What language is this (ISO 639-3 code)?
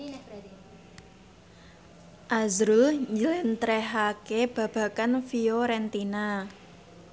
jav